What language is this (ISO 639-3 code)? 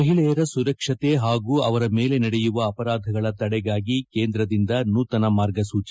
kan